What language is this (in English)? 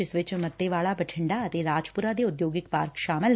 Punjabi